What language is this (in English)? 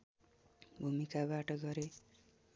Nepali